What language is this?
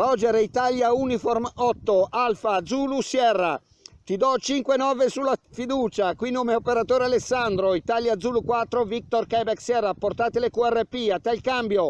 Italian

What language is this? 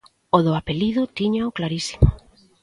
Galician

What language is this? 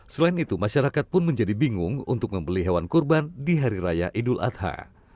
Indonesian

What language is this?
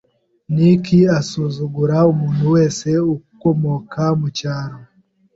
Kinyarwanda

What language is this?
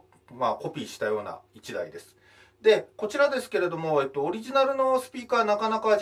Japanese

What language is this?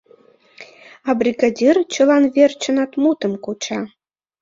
Mari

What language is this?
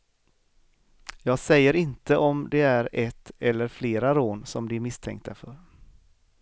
Swedish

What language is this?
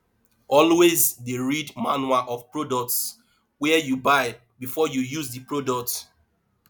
Nigerian Pidgin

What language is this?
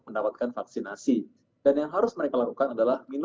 Indonesian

